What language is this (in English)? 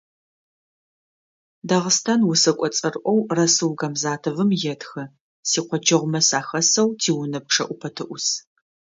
Adyghe